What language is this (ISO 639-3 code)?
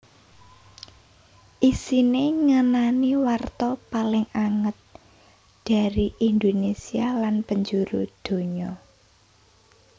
jav